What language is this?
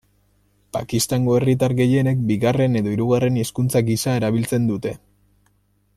Basque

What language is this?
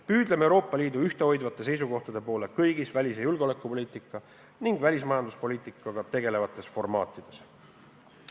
Estonian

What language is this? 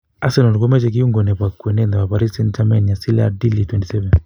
Kalenjin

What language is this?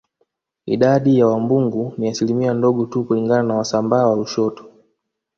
Swahili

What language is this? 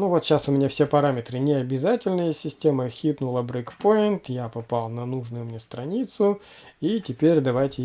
Russian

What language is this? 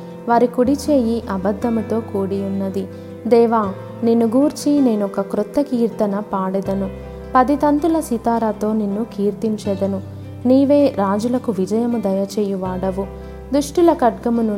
Telugu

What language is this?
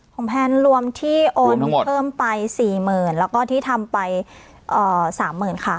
Thai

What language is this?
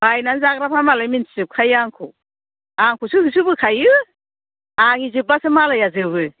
Bodo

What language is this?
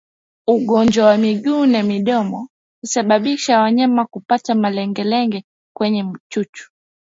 Swahili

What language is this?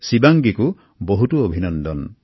Assamese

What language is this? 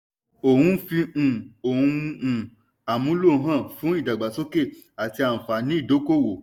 Yoruba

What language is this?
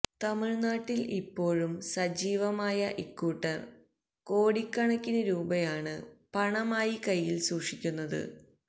Malayalam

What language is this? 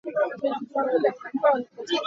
Hakha Chin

